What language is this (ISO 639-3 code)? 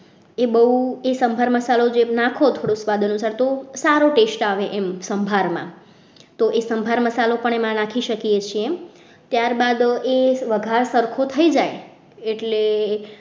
guj